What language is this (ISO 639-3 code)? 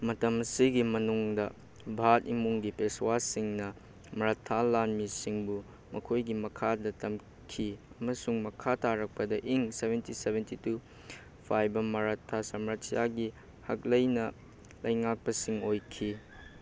mni